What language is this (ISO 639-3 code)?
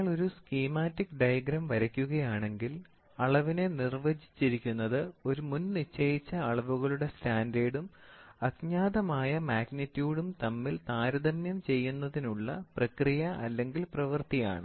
mal